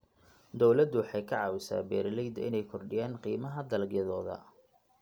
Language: Somali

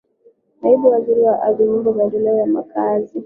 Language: Swahili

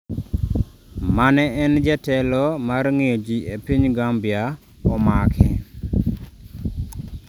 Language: Luo (Kenya and Tanzania)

